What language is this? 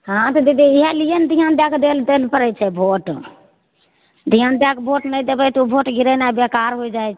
Maithili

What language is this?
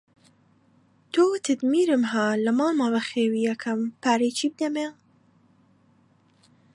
Central Kurdish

